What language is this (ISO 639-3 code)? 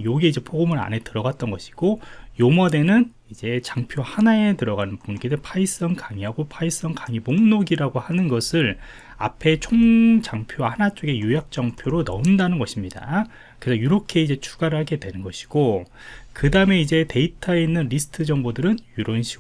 kor